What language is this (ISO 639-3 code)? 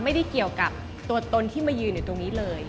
tha